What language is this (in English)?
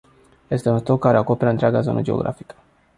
Romanian